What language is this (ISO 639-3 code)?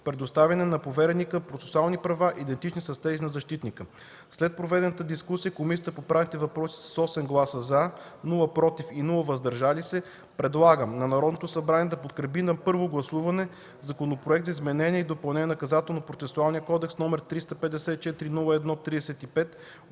bul